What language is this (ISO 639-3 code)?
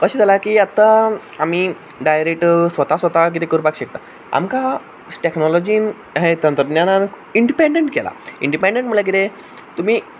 kok